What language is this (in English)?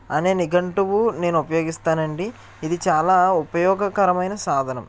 Telugu